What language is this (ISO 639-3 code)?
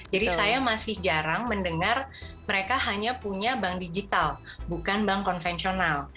ind